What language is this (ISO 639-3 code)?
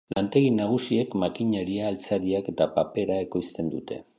eus